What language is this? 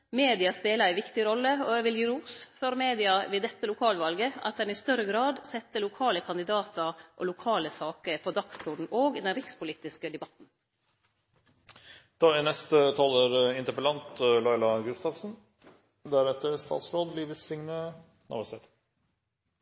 Norwegian Nynorsk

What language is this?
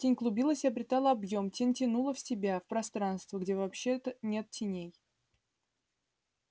Russian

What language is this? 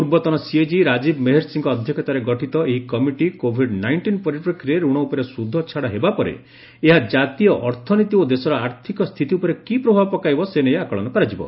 Odia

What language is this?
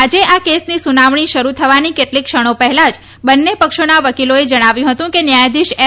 Gujarati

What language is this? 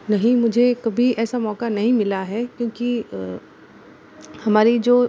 Hindi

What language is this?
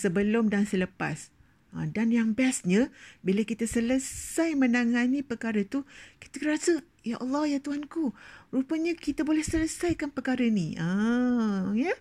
Malay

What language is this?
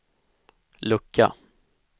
Swedish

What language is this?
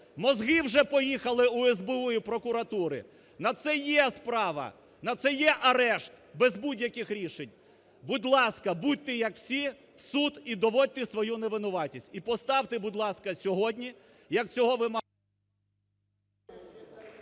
Ukrainian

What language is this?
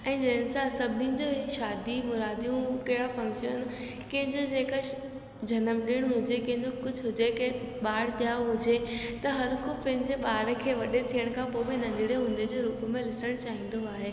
Sindhi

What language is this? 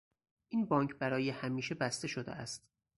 Persian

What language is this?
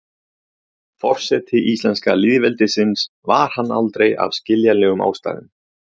Icelandic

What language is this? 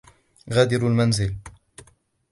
Arabic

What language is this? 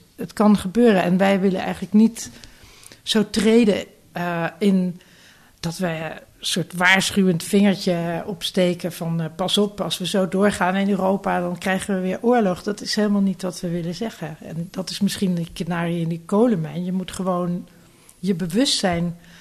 Dutch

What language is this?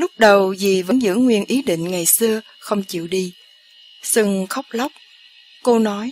Vietnamese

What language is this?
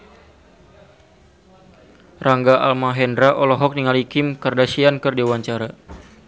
Sundanese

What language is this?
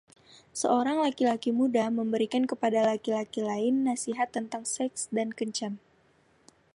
Indonesian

